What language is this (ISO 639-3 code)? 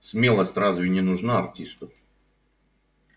rus